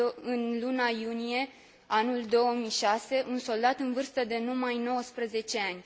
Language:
Romanian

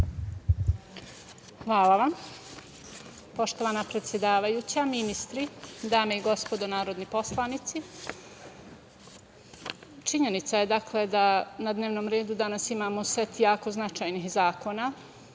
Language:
Serbian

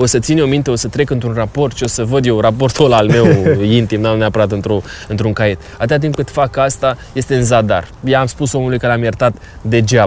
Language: Romanian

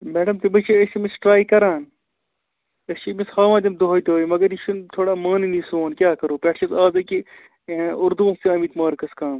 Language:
Kashmiri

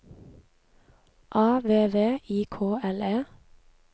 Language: Norwegian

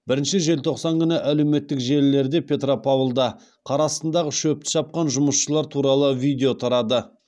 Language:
Kazakh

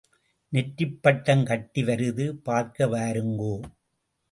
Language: Tamil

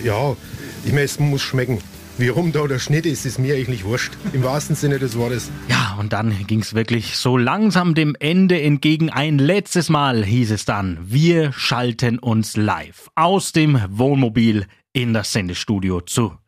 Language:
German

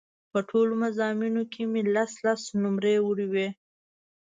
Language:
Pashto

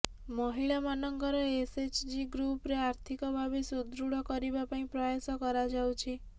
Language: Odia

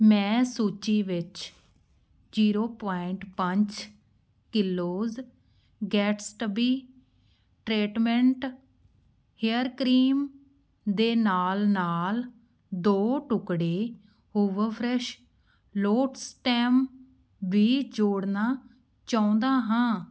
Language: Punjabi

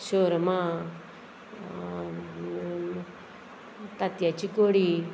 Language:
Konkani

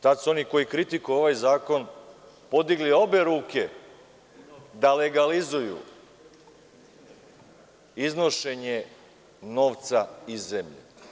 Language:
Serbian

